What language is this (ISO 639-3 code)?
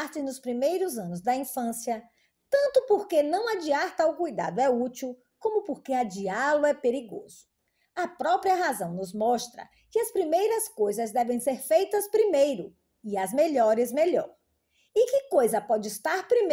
por